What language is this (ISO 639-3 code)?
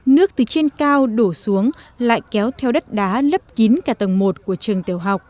vie